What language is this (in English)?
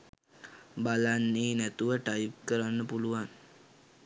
Sinhala